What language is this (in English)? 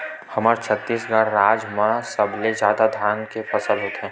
Chhattisgarhi